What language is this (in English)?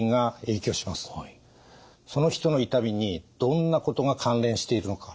Japanese